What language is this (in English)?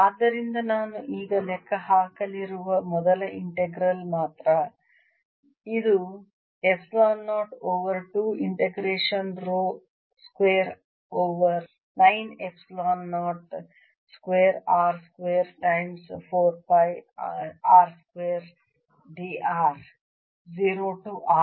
Kannada